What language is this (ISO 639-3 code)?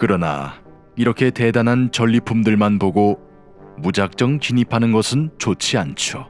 kor